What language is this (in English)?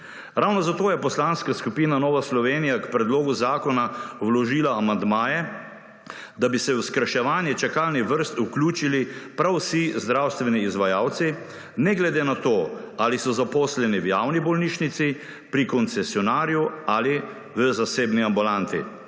Slovenian